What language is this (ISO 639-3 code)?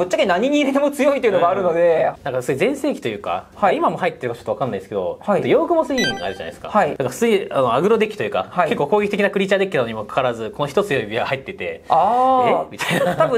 jpn